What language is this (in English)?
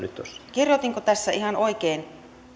Finnish